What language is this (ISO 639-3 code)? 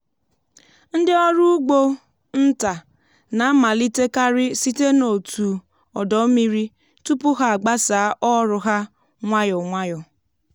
ibo